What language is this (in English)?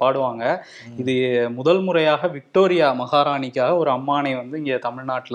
Tamil